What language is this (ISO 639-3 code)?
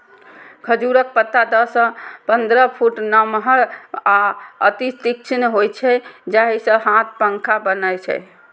mai